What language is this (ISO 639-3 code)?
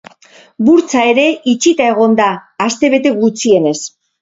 eus